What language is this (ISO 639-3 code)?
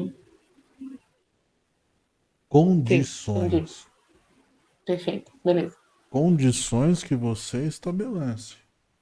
por